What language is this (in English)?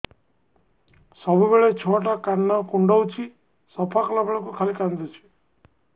Odia